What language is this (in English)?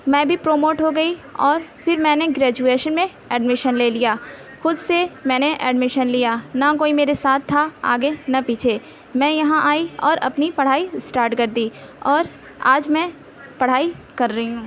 Urdu